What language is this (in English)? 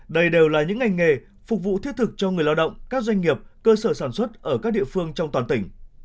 Vietnamese